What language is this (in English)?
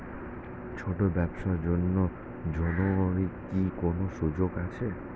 Bangla